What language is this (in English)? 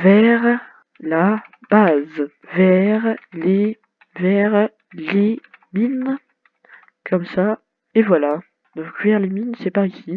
French